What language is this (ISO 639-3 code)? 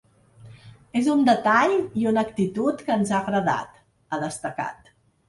cat